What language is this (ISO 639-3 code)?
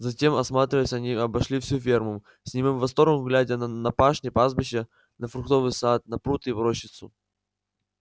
rus